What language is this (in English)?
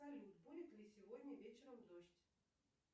Russian